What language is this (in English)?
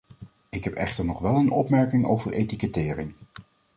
Dutch